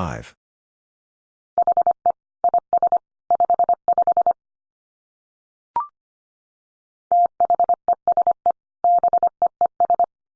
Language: English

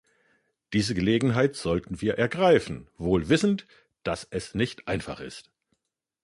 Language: German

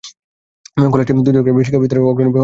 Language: Bangla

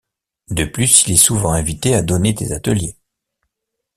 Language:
French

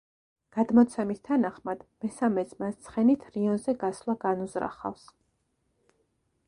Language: Georgian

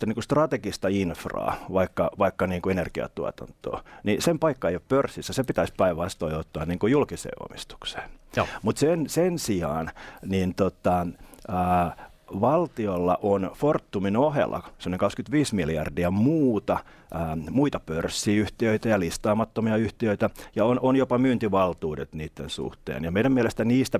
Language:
Finnish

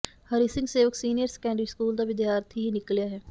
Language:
Punjabi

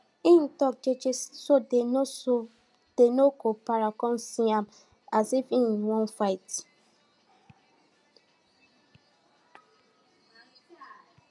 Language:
Nigerian Pidgin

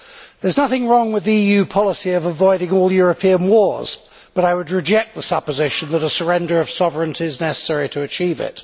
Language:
English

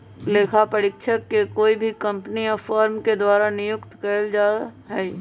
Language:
Magahi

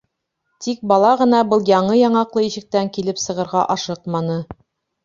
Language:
Bashkir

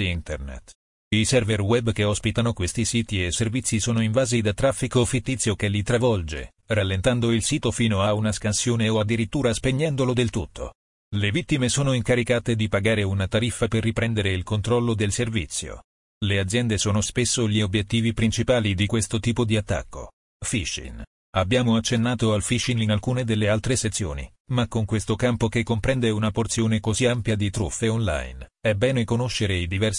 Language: Italian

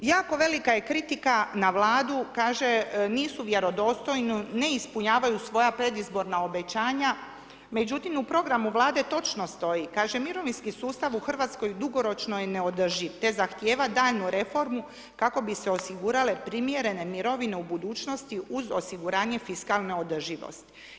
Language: Croatian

